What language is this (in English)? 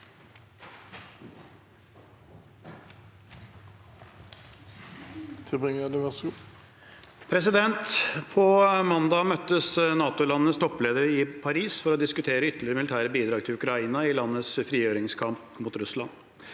Norwegian